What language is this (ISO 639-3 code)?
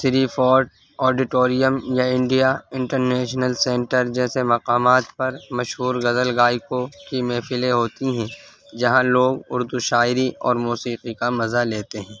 urd